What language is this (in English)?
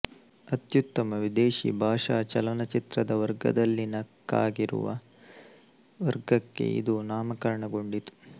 Kannada